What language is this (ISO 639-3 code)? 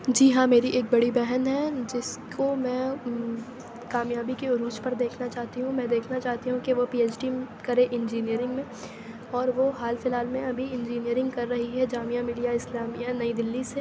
urd